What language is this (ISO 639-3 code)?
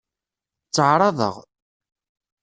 kab